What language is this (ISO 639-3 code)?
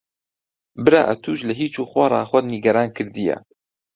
ckb